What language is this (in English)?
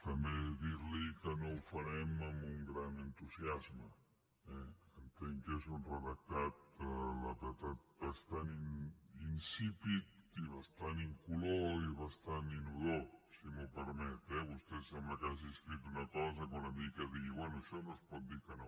Catalan